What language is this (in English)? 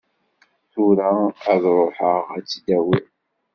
Kabyle